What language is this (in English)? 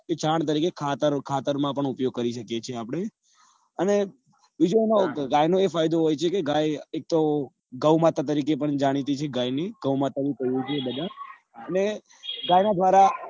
Gujarati